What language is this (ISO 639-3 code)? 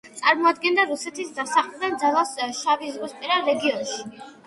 kat